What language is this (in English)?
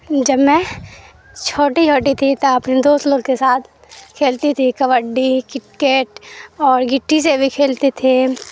Urdu